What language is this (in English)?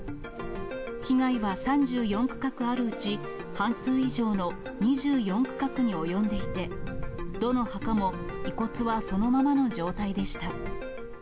Japanese